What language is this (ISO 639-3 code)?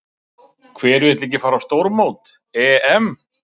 isl